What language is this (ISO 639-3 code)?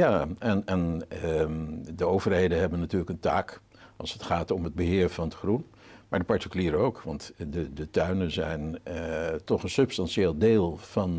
nld